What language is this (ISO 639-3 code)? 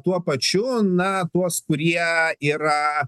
lit